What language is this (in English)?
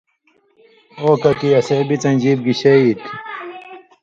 Indus Kohistani